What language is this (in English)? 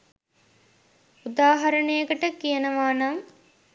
Sinhala